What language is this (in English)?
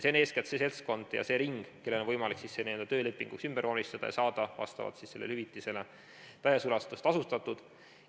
Estonian